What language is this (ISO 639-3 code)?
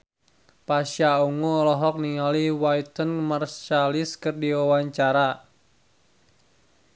sun